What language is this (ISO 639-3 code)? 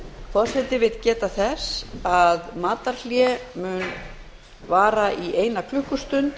isl